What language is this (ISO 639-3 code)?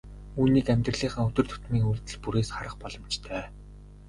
mon